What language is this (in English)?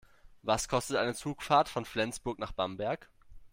German